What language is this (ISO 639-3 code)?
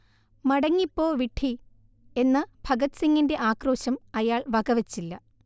mal